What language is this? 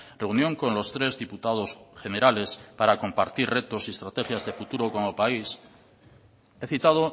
Spanish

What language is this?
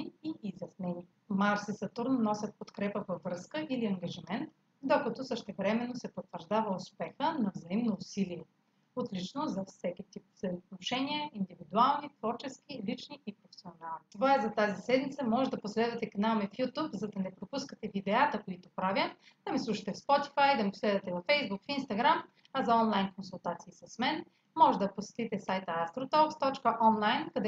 Bulgarian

